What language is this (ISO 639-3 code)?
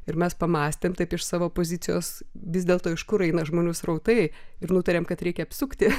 lit